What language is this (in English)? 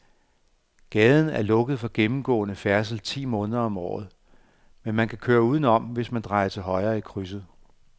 Danish